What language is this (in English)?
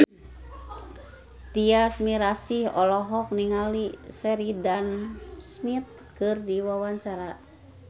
Sundanese